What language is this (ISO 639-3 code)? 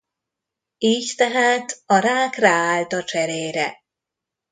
hun